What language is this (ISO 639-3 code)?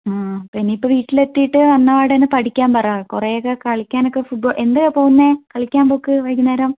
mal